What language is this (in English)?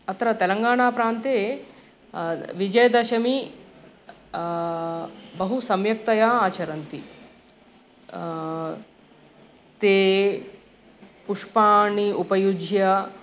Sanskrit